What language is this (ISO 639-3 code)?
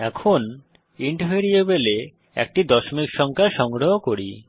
ben